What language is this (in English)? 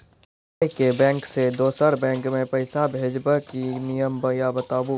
Maithili